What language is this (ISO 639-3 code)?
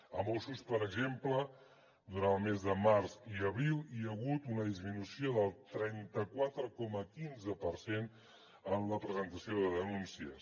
cat